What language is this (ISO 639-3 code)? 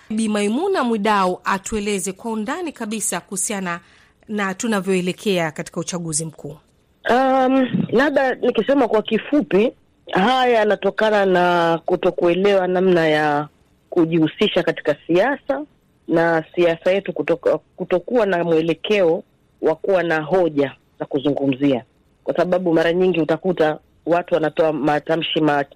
swa